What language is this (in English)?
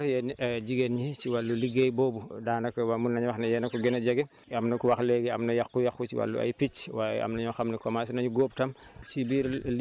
Wolof